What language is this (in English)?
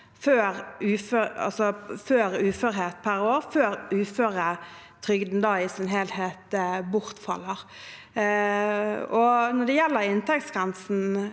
Norwegian